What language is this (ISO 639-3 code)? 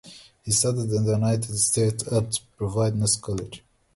eng